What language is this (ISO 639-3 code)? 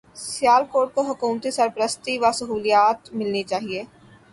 urd